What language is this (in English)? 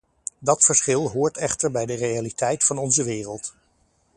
Dutch